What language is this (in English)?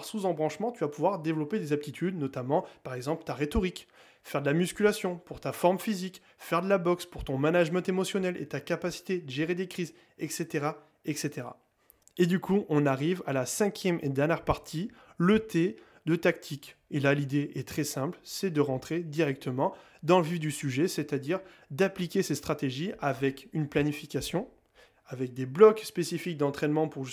French